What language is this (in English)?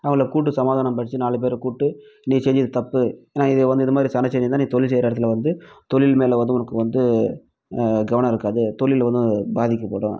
Tamil